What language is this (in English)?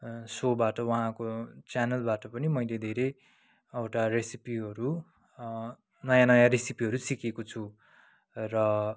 Nepali